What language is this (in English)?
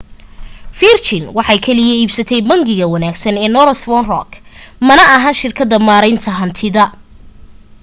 Somali